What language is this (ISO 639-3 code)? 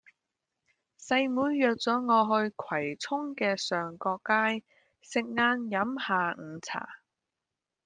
yue